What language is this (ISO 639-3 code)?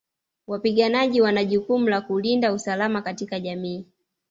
swa